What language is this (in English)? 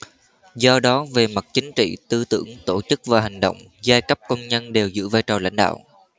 Vietnamese